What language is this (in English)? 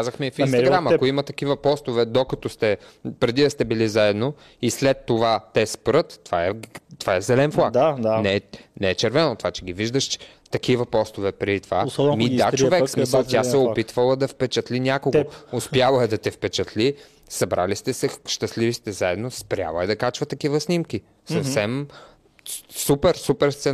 Bulgarian